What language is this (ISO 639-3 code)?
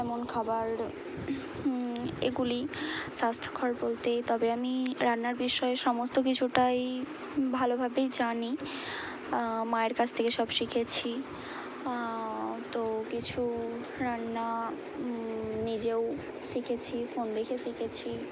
ben